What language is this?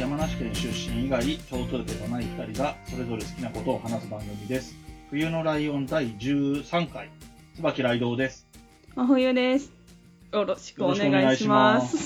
Japanese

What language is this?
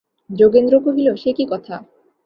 Bangla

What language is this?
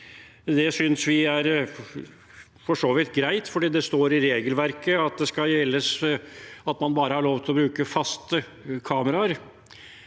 Norwegian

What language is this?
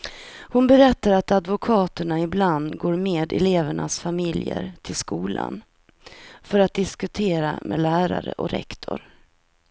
Swedish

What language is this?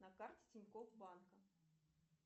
Russian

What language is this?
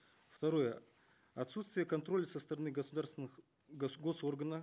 Kazakh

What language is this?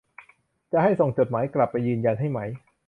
Thai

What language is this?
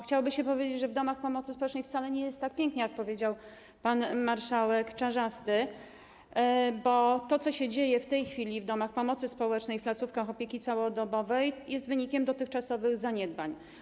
Polish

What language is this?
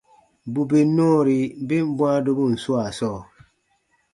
Baatonum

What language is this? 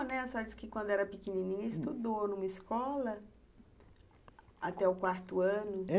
Portuguese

